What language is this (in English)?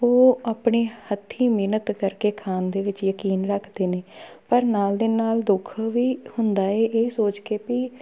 Punjabi